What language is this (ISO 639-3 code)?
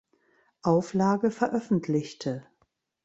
deu